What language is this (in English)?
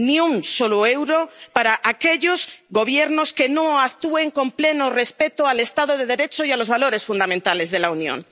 Spanish